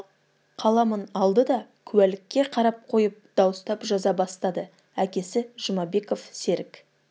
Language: Kazakh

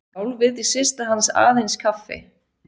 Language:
Icelandic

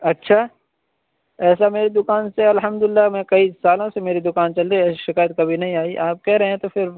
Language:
Urdu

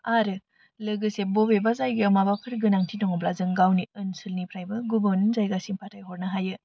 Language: Bodo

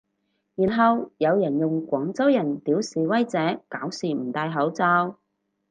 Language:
Cantonese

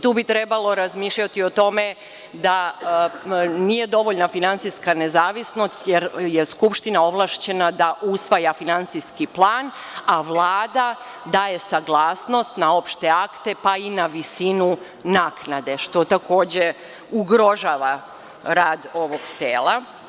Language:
Serbian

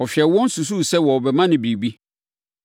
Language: Akan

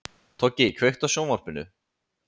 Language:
Icelandic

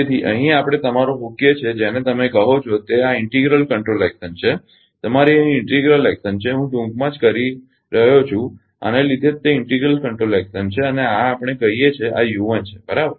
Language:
Gujarati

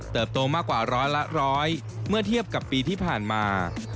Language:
Thai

